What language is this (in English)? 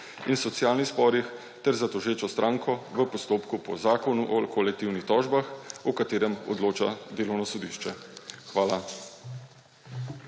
Slovenian